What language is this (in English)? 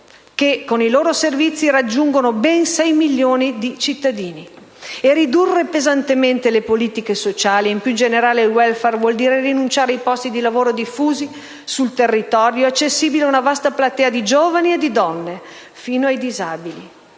Italian